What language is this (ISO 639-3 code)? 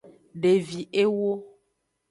ajg